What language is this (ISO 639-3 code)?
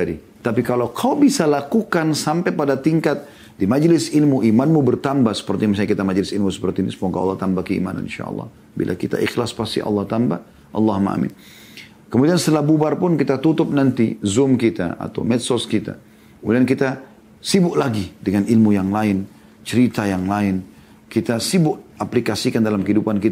ind